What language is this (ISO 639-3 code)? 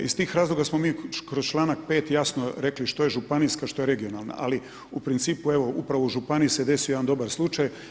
hrv